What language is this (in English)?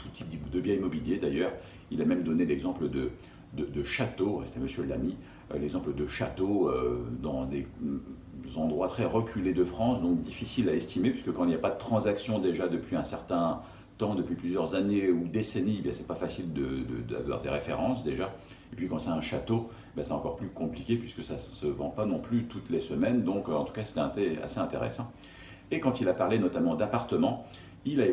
French